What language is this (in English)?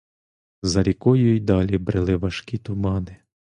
Ukrainian